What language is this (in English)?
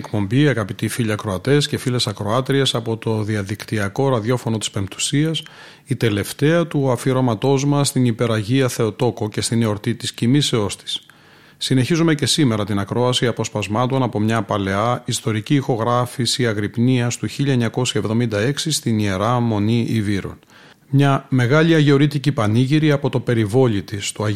Greek